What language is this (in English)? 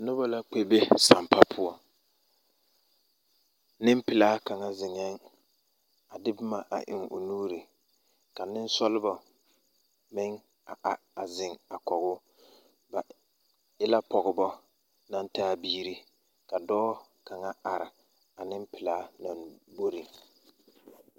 Southern Dagaare